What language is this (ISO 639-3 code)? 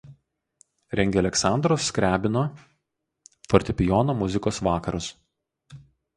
lit